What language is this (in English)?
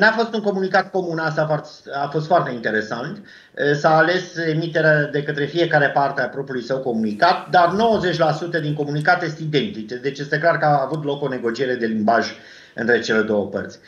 Romanian